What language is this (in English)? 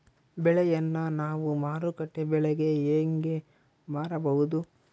Kannada